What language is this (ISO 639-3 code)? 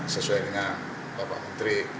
ind